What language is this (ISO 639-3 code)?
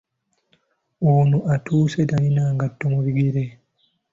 lug